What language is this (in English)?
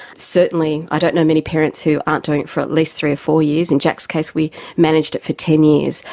English